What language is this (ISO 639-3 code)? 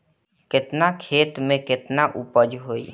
bho